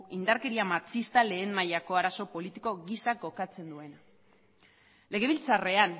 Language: Basque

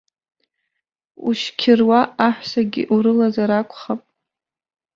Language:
Abkhazian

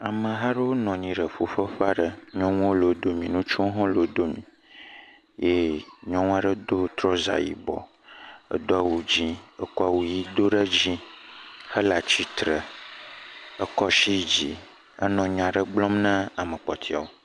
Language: Ewe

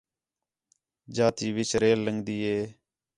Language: Khetrani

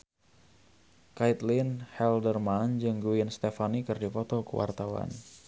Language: Sundanese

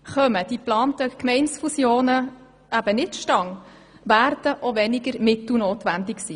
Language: Swiss German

